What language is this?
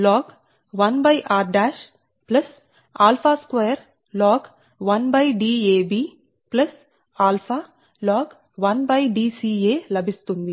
Telugu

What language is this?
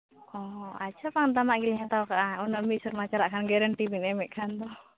Santali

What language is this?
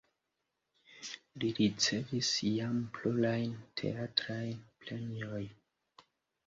Esperanto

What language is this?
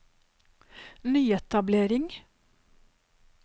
Norwegian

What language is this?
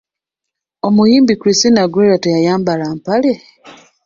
Ganda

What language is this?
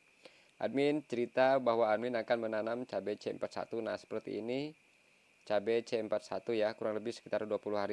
Indonesian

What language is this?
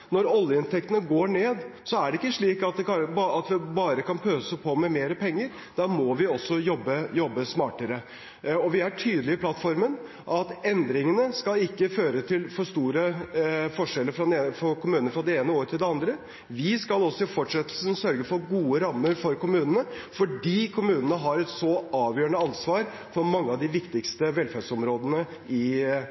Norwegian Bokmål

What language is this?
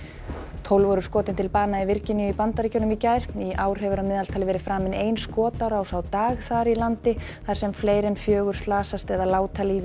Icelandic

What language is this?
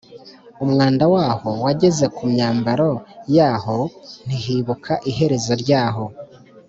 Kinyarwanda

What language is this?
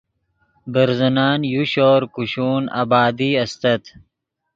Yidgha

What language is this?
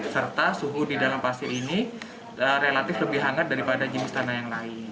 Indonesian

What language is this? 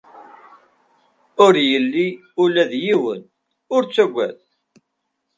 Kabyle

